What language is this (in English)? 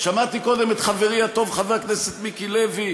Hebrew